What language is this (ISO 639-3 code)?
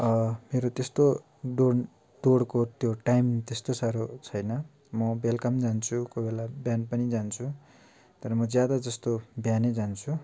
nep